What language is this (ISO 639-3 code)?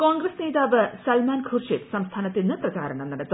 mal